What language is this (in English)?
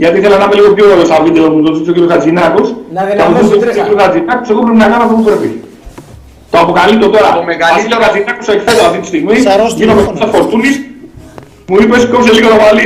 Greek